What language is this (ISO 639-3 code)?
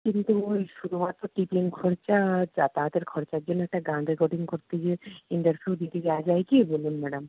ben